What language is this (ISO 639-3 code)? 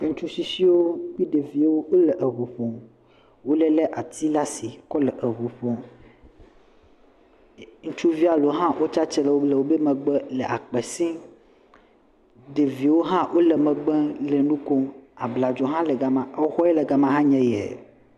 ewe